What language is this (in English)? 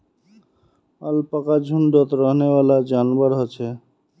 Magahi